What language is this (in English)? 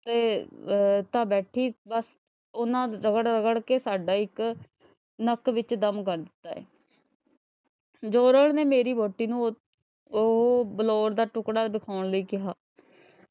Punjabi